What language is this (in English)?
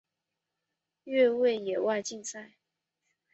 Chinese